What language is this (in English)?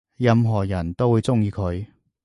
Cantonese